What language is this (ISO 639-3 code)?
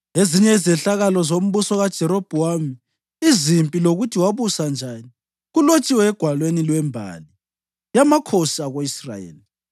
nde